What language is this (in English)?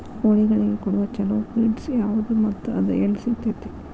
Kannada